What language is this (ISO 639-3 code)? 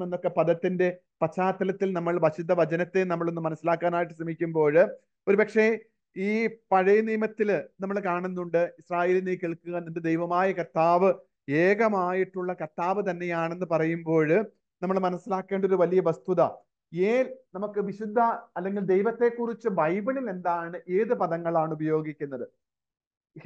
mal